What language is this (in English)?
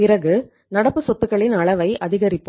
Tamil